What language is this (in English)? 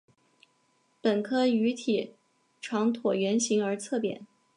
Chinese